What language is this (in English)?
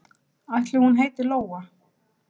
Icelandic